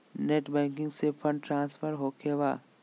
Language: Magahi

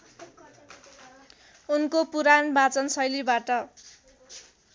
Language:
Nepali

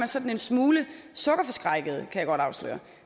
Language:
Danish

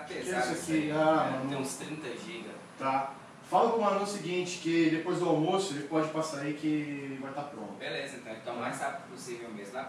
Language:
Portuguese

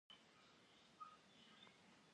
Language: Kabardian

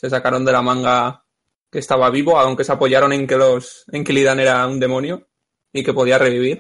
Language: Spanish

